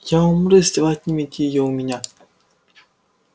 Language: Russian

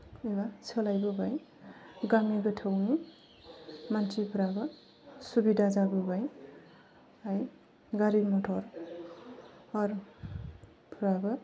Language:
Bodo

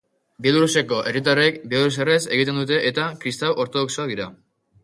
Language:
Basque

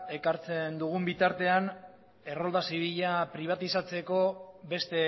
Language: Basque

